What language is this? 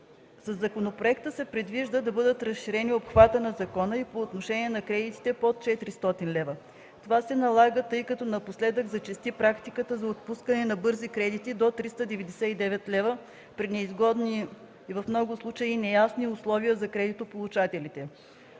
Bulgarian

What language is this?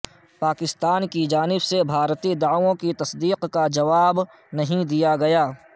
Urdu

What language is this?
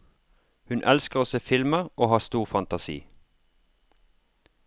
Norwegian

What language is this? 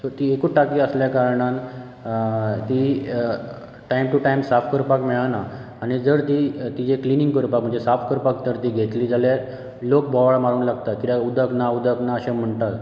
Konkani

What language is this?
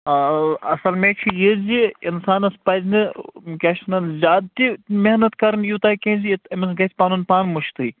Kashmiri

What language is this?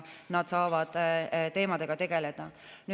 Estonian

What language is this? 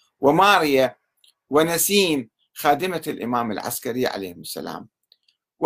Arabic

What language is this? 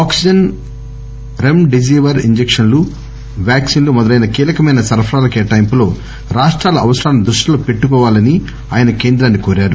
Telugu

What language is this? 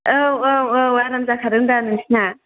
Bodo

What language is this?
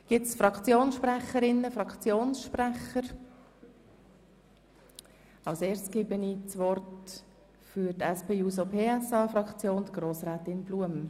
Swiss German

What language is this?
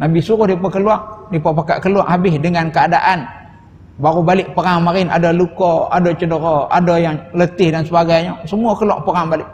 Malay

